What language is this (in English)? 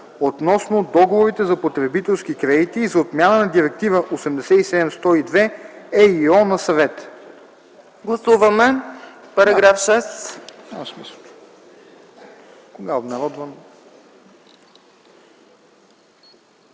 Bulgarian